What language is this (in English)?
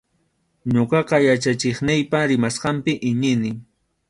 Arequipa-La Unión Quechua